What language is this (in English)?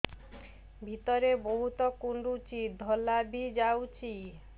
Odia